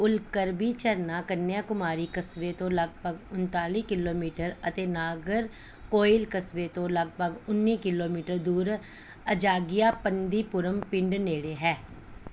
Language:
Punjabi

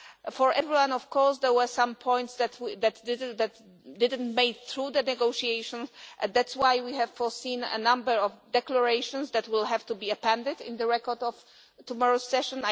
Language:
English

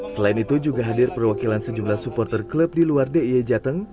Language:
Indonesian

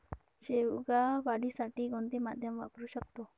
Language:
Marathi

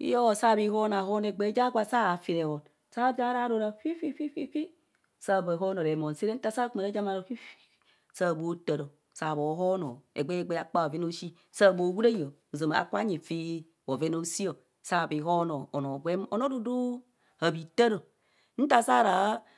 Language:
Kohumono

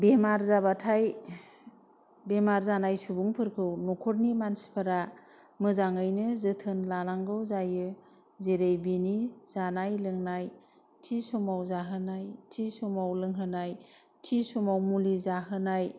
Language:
Bodo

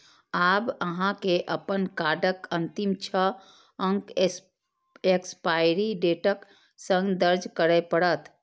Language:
Maithili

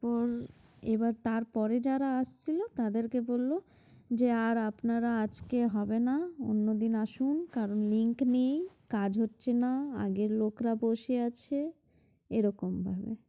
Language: Bangla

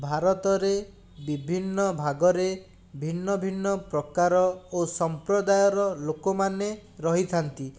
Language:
Odia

